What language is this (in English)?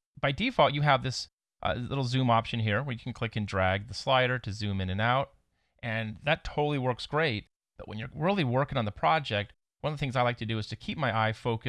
English